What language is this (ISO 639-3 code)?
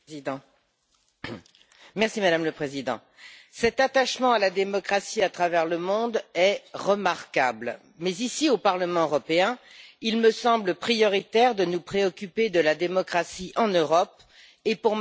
fra